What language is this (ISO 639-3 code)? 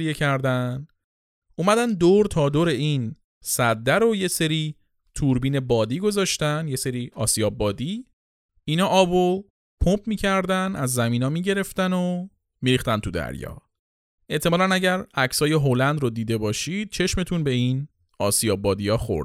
fas